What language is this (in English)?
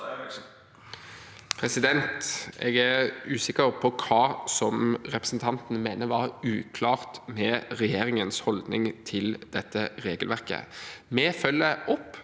Norwegian